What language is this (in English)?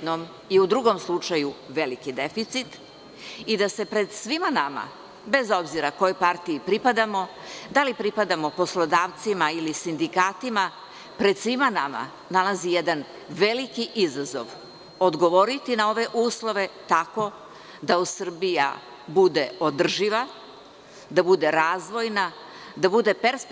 Serbian